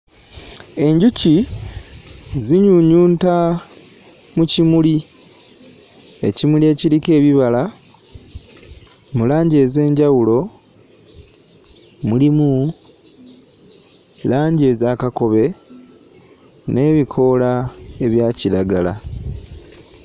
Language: Ganda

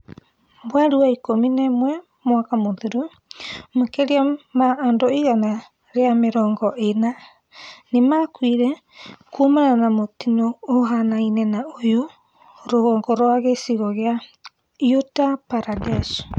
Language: Kikuyu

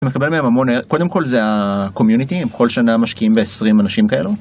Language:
Hebrew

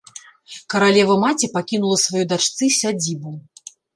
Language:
Belarusian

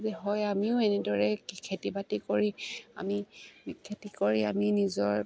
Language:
Assamese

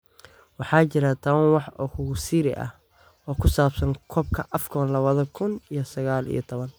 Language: Somali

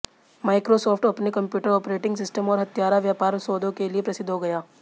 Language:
Hindi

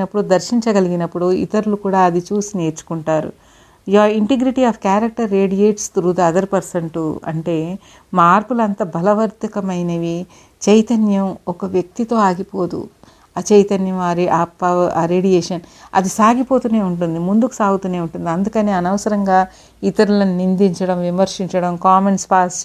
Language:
Telugu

